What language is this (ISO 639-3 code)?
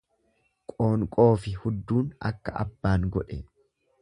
orm